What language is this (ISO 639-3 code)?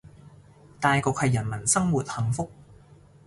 yue